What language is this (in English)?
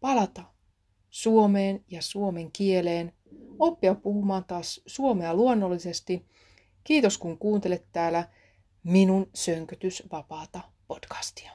Finnish